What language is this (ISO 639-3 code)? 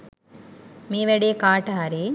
sin